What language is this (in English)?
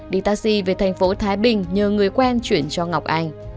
Vietnamese